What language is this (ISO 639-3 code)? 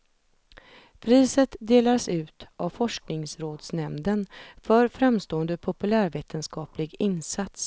swe